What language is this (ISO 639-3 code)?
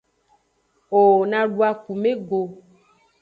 ajg